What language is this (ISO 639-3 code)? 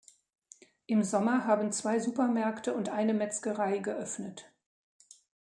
deu